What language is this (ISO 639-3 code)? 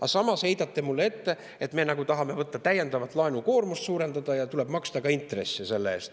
est